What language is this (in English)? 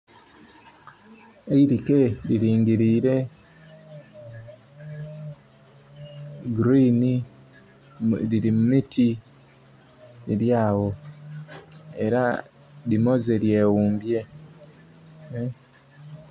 Soga